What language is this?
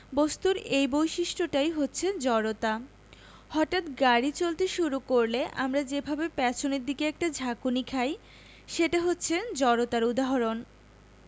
Bangla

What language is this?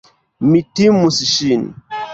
Esperanto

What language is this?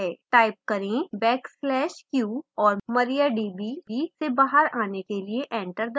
Hindi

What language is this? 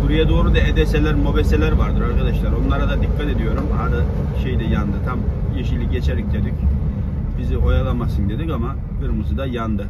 Turkish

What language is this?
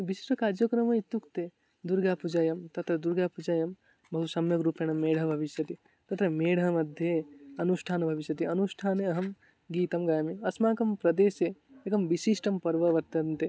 Sanskrit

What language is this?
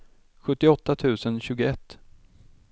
Swedish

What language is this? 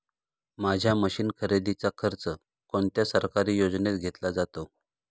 Marathi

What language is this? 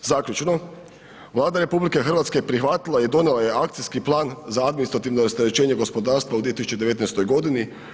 Croatian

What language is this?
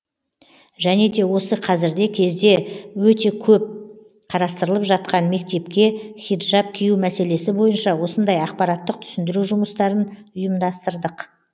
Kazakh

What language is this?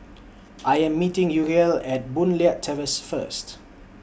English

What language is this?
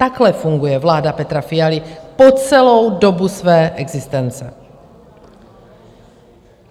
Czech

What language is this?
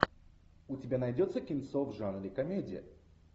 Russian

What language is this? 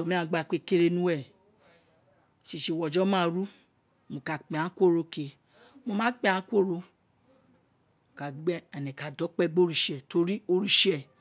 Isekiri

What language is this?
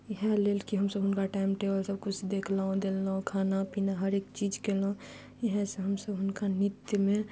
Maithili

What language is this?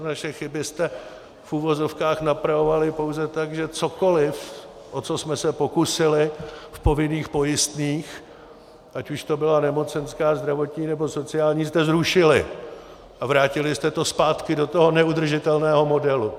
Czech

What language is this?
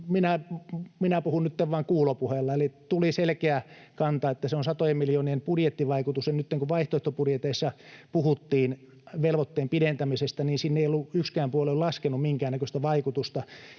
Finnish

